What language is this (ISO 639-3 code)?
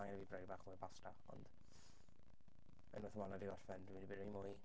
cym